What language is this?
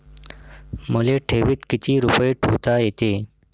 Marathi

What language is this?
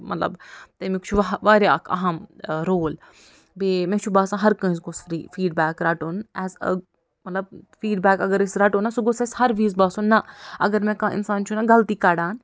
Kashmiri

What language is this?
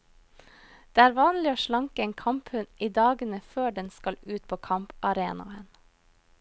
Norwegian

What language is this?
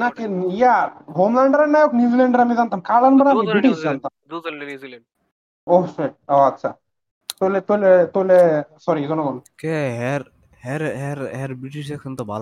Bangla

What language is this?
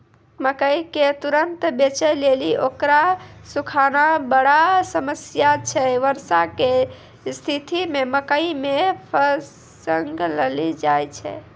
Maithili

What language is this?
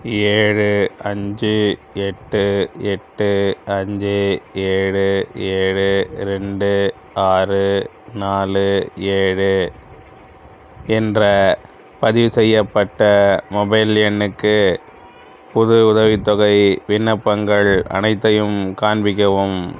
Tamil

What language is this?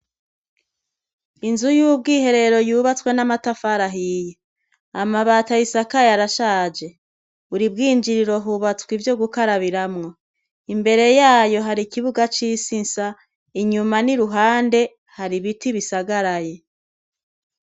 Rundi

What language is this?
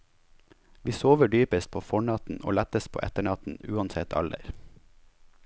Norwegian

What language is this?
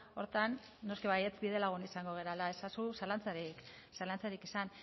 Basque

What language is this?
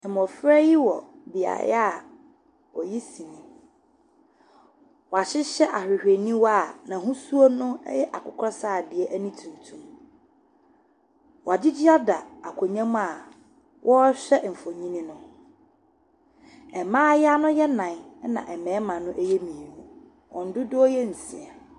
Akan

